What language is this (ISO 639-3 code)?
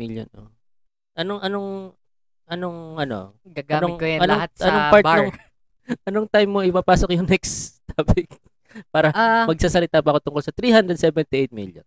fil